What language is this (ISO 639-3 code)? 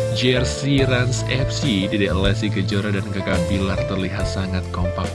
ind